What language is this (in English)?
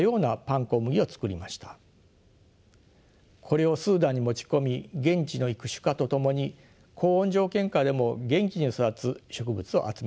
Japanese